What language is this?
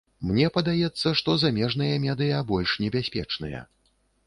Belarusian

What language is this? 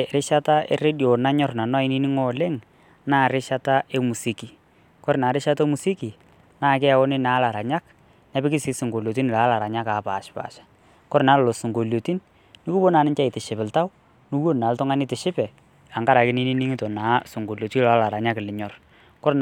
Masai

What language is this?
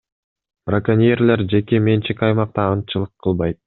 Kyrgyz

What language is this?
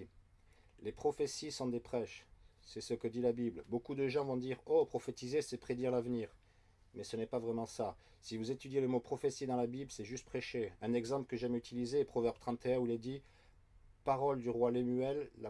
French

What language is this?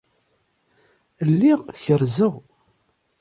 Kabyle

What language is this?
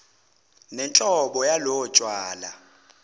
Zulu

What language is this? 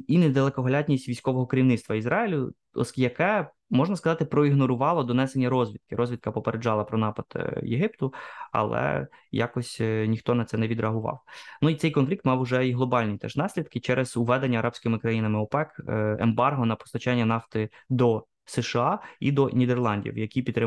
Ukrainian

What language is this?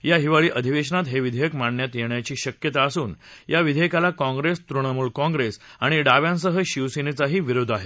Marathi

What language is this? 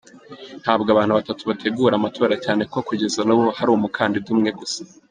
Kinyarwanda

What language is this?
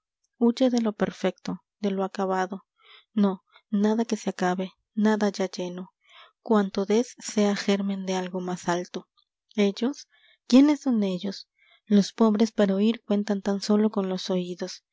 Spanish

